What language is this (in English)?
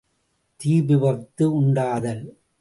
Tamil